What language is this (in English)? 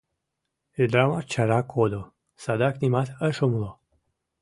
Mari